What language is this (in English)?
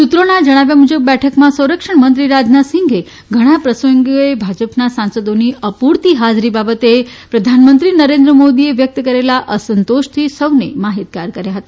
Gujarati